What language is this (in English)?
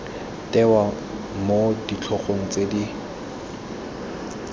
Tswana